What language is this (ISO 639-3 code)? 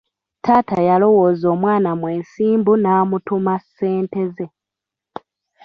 lug